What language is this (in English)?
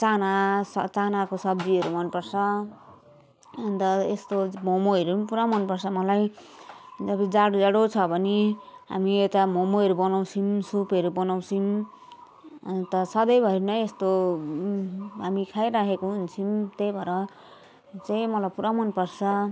Nepali